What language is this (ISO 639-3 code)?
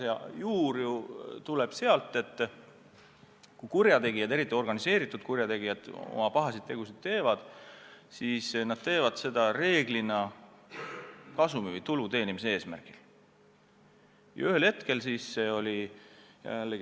est